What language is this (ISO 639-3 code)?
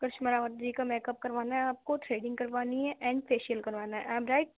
urd